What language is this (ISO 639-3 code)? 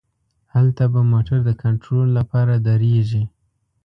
pus